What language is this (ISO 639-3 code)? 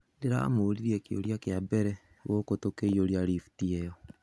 kik